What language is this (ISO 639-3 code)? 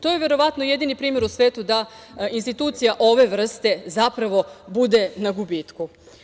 srp